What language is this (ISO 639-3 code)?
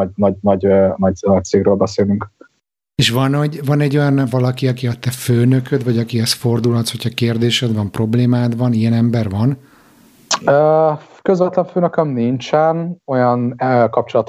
hun